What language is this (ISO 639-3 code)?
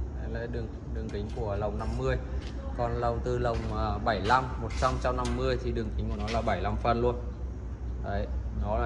vie